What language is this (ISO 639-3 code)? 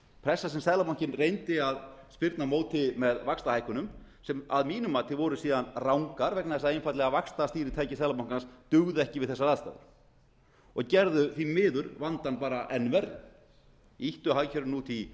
isl